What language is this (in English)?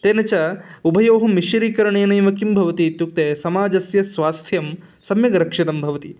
Sanskrit